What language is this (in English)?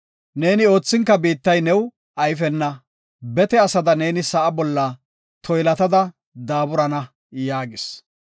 Gofa